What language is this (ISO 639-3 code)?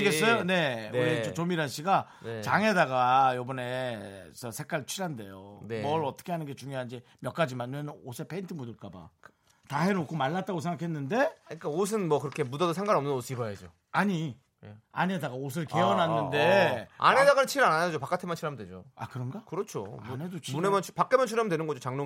kor